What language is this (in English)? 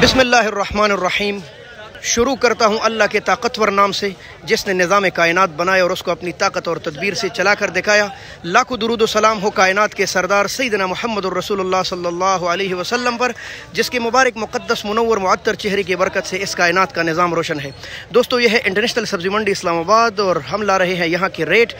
Hindi